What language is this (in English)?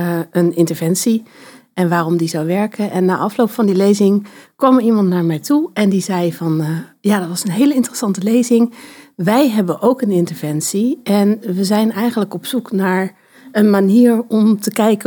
Dutch